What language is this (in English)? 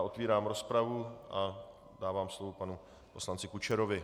Czech